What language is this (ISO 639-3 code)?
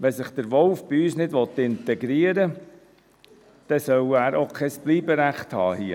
gsw